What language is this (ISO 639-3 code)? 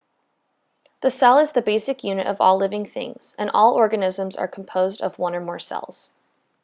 eng